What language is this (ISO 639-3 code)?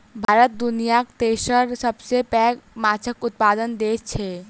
mai